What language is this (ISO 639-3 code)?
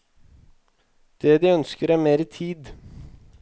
nor